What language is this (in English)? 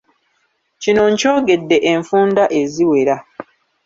Ganda